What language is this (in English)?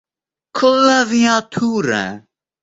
Russian